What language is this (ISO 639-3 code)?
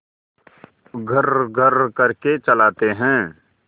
hin